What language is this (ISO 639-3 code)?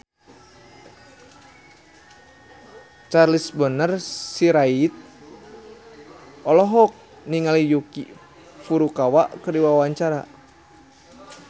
sun